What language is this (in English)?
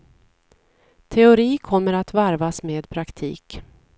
Swedish